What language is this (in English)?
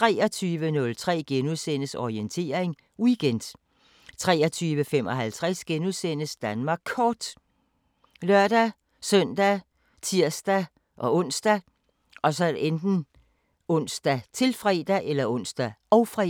Danish